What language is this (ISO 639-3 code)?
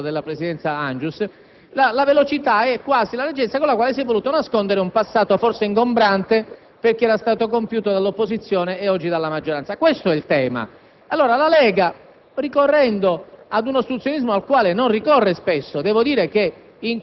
ita